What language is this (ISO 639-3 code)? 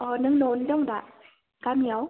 brx